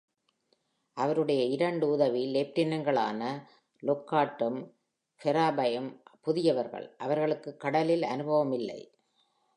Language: Tamil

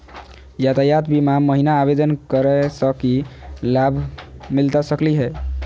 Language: Magahi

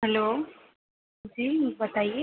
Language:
Urdu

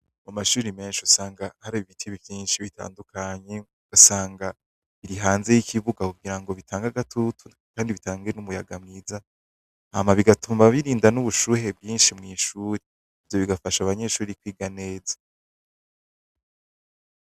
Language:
Rundi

